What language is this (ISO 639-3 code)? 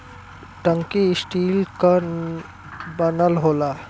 bho